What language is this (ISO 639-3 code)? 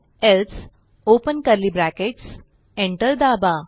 mar